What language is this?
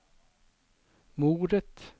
Norwegian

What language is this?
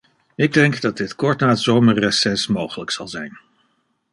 Dutch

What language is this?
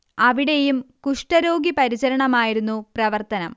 Malayalam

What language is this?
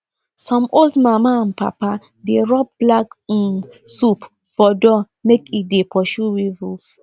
Nigerian Pidgin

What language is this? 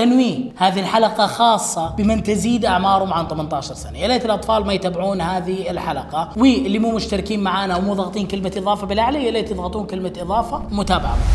Arabic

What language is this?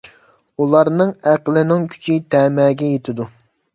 Uyghur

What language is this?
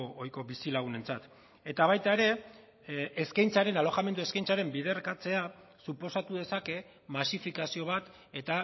Basque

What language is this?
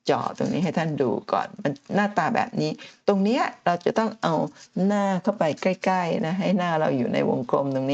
Thai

